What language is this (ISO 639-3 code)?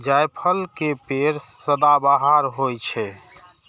mai